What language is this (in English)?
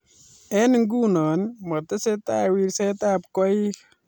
Kalenjin